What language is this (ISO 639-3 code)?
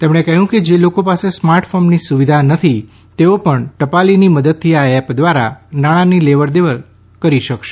guj